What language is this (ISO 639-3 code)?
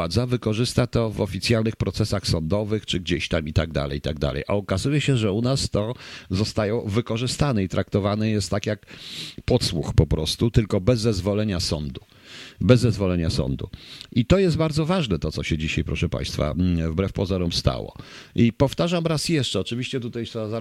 pol